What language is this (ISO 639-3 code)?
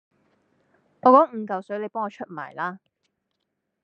yue